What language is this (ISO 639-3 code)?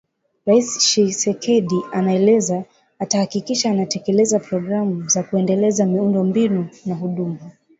swa